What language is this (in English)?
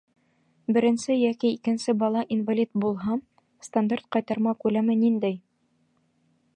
Bashkir